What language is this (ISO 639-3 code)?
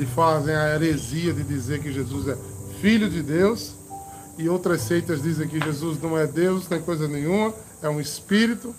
por